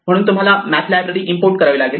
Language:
Marathi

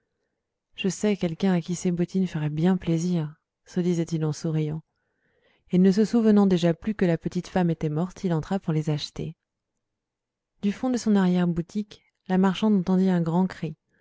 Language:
French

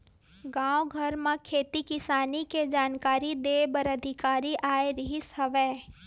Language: Chhattisgarhi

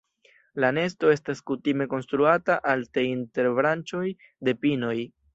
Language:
Esperanto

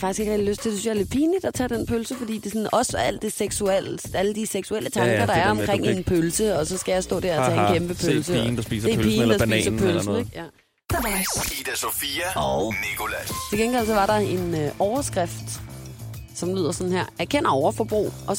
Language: Danish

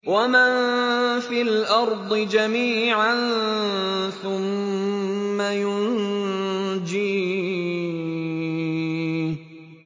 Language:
Arabic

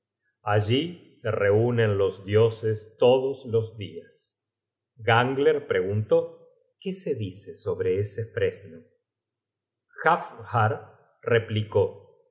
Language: Spanish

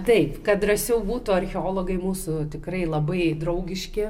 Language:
Lithuanian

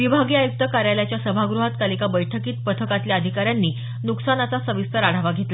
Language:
Marathi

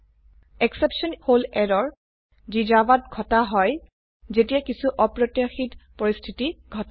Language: Assamese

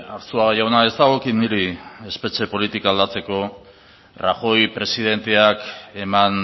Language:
Basque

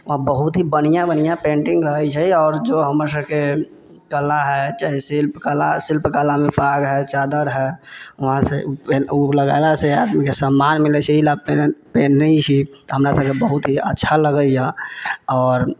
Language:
Maithili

